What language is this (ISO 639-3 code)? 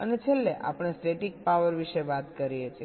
guj